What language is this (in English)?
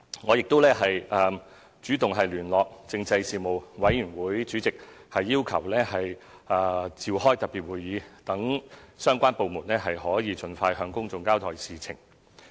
Cantonese